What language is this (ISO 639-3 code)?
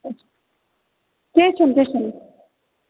kas